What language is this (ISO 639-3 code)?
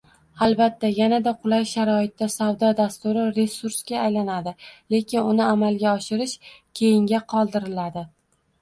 uzb